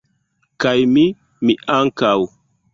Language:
Esperanto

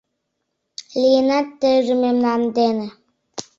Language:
Mari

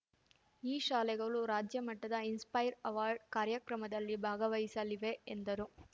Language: Kannada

